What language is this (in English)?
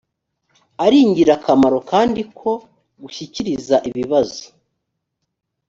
Kinyarwanda